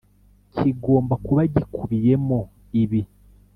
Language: Kinyarwanda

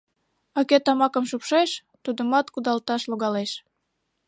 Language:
Mari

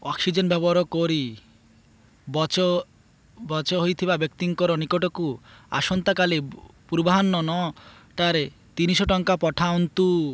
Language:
Odia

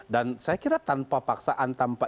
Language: Indonesian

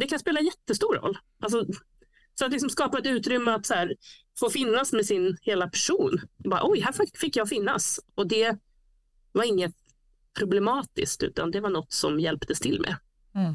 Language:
Swedish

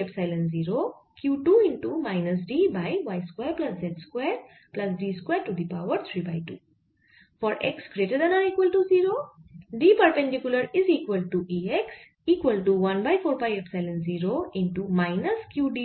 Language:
Bangla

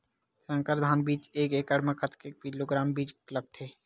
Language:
Chhattisgarhi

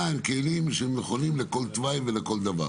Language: Hebrew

